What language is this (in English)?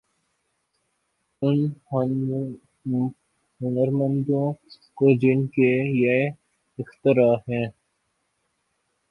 Urdu